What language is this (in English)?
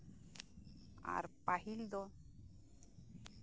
Santali